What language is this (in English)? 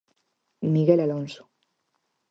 Galician